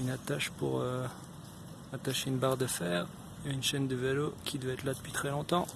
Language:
French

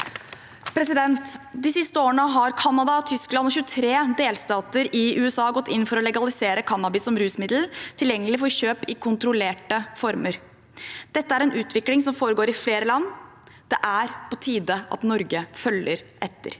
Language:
Norwegian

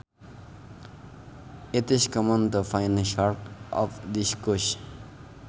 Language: Sundanese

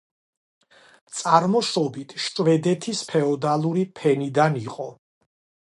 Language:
Georgian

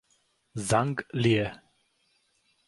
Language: Italian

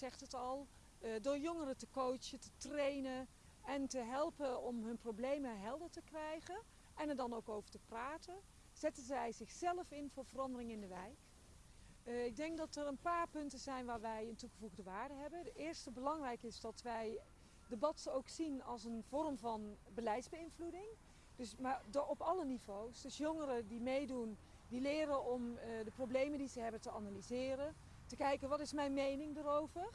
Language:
Dutch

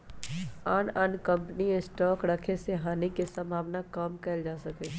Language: Magahi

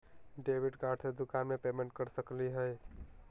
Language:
Magahi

